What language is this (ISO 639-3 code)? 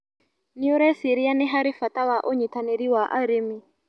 kik